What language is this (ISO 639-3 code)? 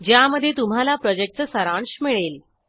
mar